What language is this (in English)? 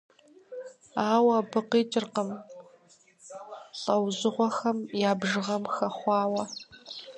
Kabardian